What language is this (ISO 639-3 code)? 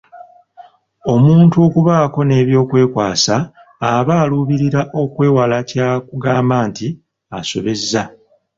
lug